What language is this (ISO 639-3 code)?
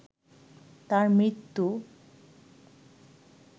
ben